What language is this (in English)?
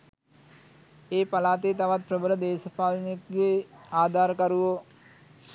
Sinhala